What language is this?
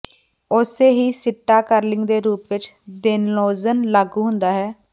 Punjabi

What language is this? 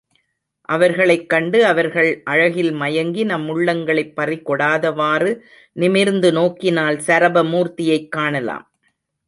Tamil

